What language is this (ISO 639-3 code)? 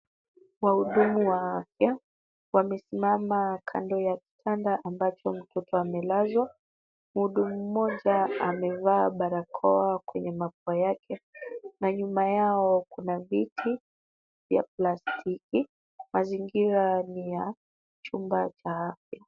swa